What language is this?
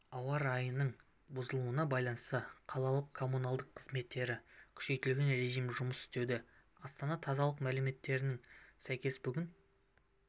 Kazakh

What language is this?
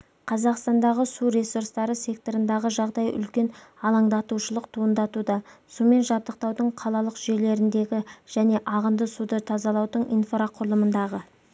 Kazakh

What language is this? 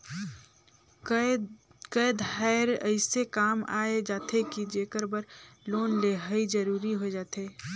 Chhattisgarhi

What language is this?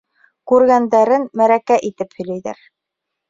Bashkir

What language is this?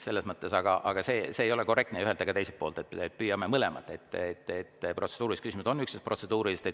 Estonian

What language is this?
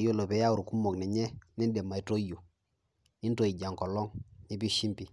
Masai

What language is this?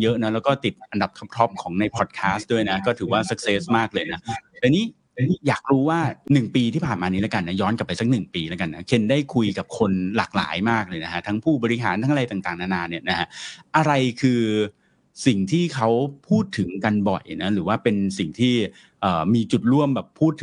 Thai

